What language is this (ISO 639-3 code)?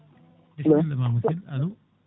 ful